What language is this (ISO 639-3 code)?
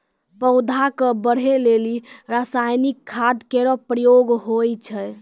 mai